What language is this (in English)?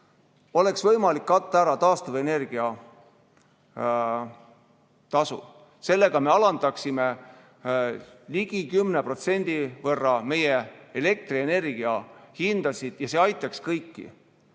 Estonian